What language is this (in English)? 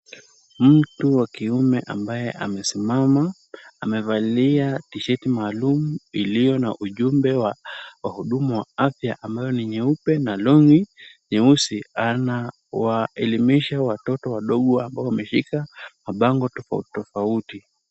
Swahili